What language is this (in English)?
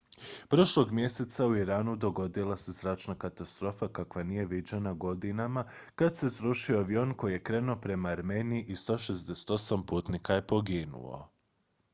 Croatian